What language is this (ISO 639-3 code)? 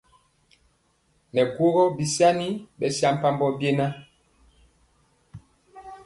mcx